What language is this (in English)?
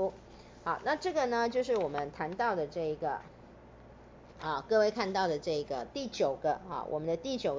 Chinese